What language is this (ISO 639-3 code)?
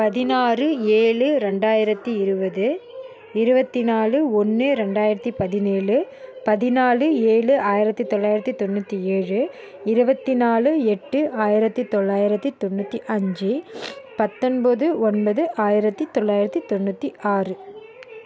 tam